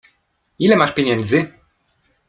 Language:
Polish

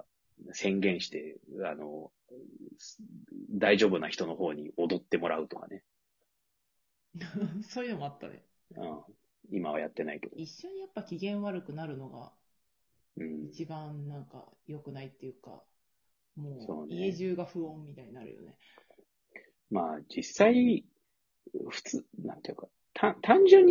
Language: Japanese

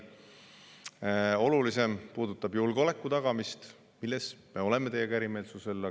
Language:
Estonian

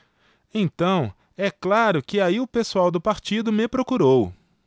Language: Portuguese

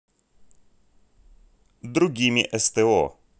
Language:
Russian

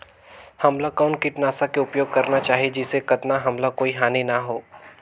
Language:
Chhattisgarhi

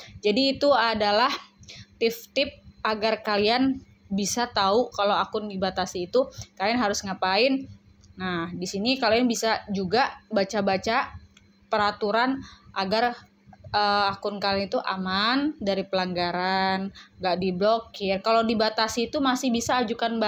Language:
Indonesian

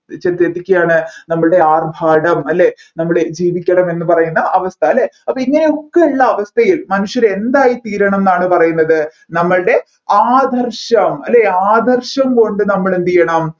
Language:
Malayalam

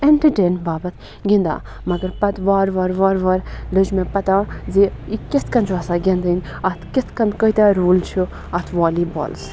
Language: Kashmiri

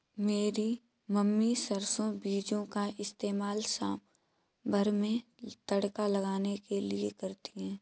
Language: Hindi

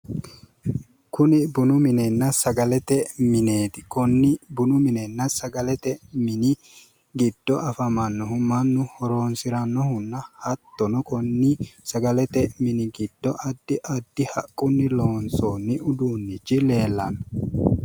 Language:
Sidamo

